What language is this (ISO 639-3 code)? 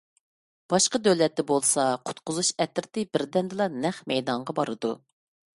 uig